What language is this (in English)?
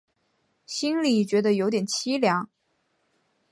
Chinese